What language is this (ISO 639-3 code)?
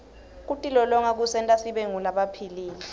ssw